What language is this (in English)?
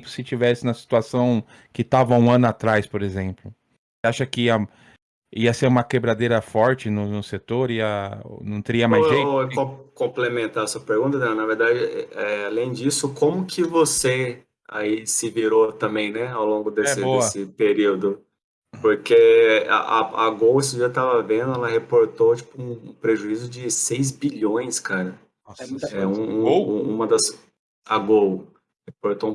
Portuguese